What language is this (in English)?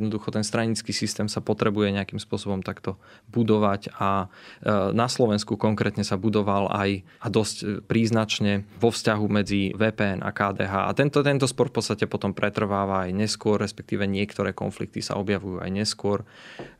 Slovak